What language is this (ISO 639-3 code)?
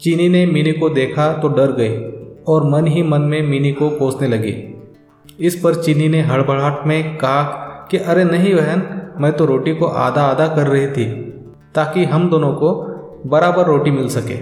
hin